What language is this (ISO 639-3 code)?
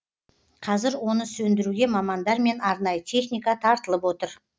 kaz